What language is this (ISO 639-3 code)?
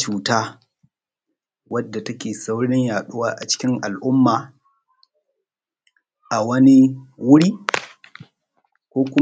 hau